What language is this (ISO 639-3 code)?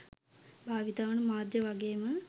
sin